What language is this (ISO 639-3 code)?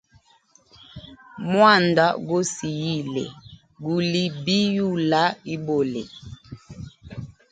hem